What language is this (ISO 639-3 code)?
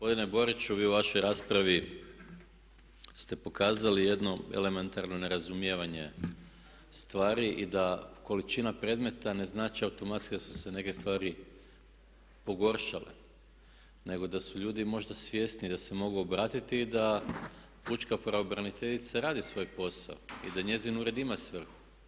hrv